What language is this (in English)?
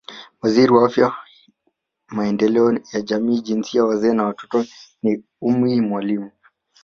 Swahili